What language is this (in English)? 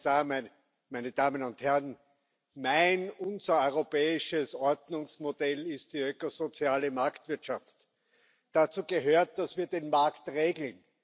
German